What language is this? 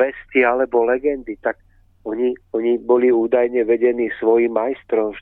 Czech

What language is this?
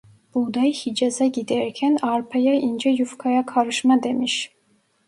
Turkish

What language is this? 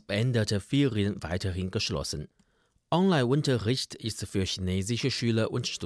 German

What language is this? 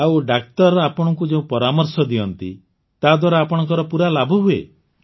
Odia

